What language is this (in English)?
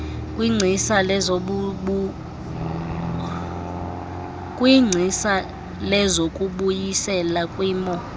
Xhosa